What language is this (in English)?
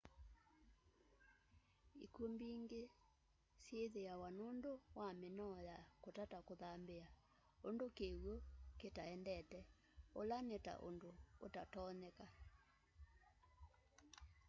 Kamba